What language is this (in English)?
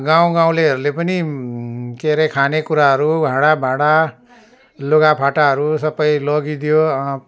Nepali